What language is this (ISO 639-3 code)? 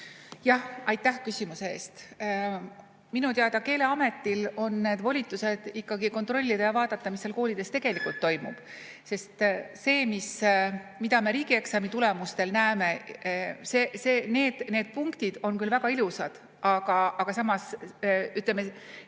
est